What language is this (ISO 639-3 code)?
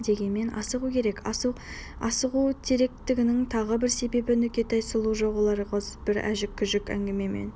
kaz